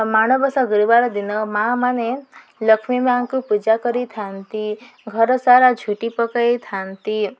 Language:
Odia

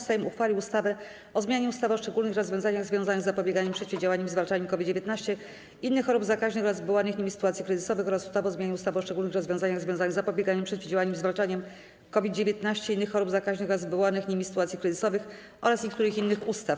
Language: Polish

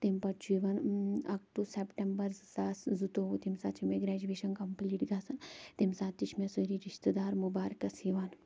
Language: Kashmiri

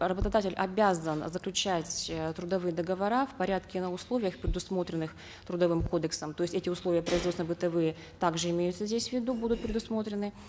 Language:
Kazakh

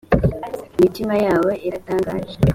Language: Kinyarwanda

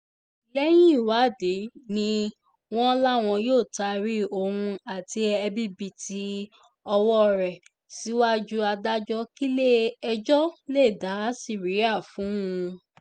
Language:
Yoruba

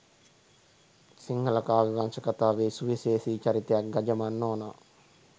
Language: Sinhala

